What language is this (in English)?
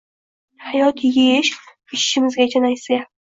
Uzbek